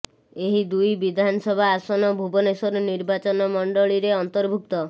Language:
Odia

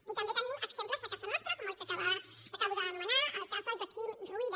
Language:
Catalan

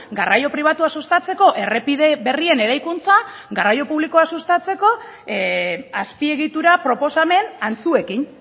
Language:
Basque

